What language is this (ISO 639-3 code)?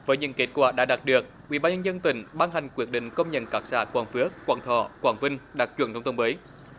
vie